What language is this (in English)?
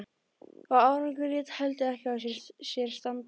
Icelandic